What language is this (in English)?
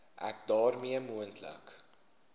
Afrikaans